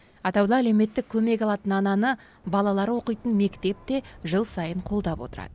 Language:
Kazakh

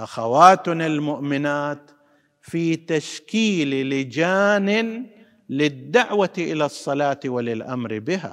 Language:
Arabic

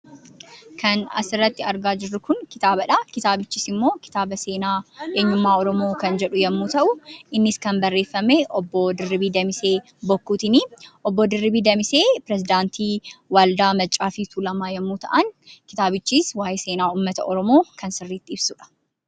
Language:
Oromo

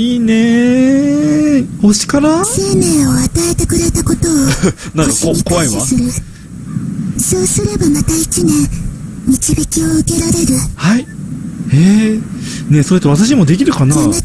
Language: Japanese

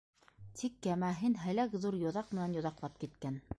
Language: Bashkir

